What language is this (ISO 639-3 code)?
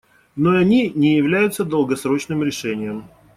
rus